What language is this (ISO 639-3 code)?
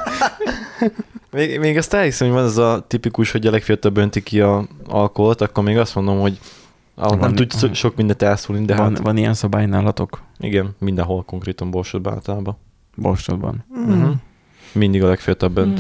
hun